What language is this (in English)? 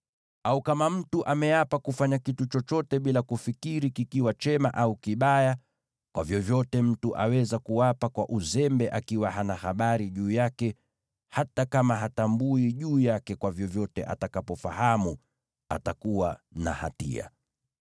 Swahili